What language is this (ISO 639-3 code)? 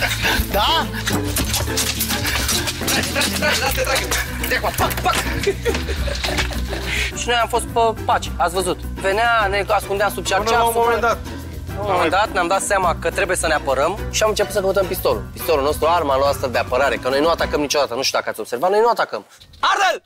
ron